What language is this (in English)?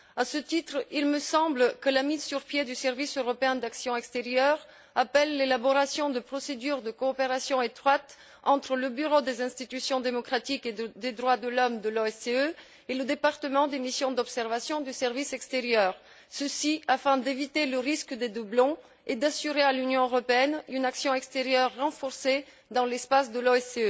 French